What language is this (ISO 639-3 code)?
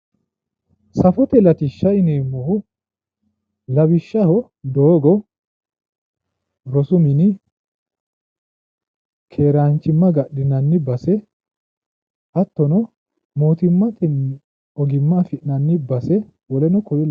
sid